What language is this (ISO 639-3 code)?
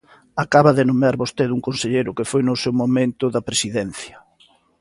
glg